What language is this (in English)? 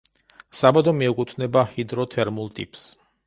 Georgian